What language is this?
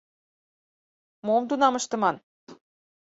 Mari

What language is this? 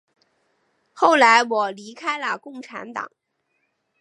Chinese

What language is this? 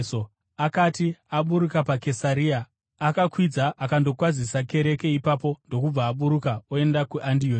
Shona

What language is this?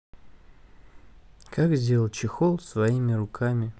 Russian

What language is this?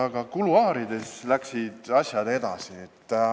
Estonian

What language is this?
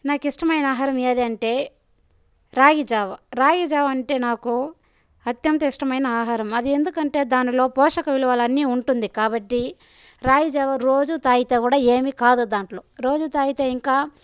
Telugu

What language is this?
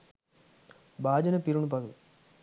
Sinhala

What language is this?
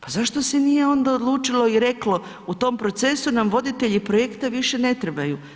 Croatian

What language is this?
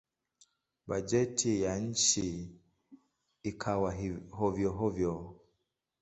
Swahili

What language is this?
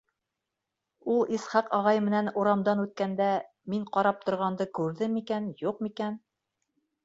Bashkir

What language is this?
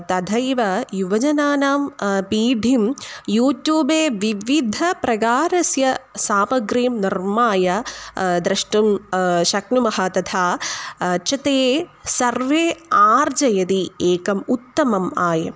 Sanskrit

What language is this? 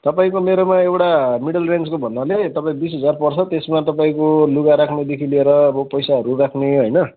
Nepali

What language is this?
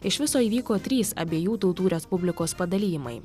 Lithuanian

